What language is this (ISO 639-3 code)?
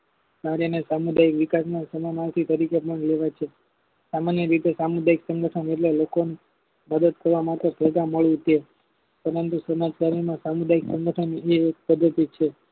guj